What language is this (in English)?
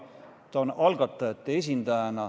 Estonian